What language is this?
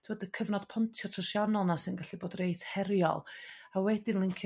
Welsh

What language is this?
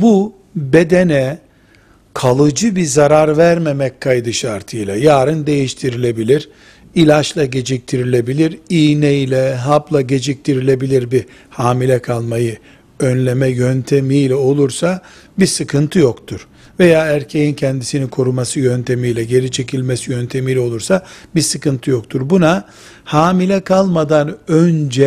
Turkish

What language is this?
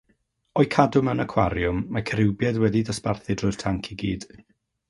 Welsh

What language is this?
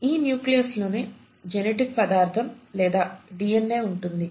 Telugu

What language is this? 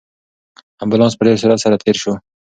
Pashto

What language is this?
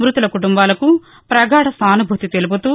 Telugu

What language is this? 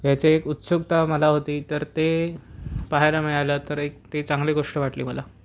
Marathi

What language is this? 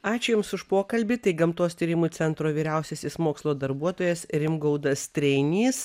Lithuanian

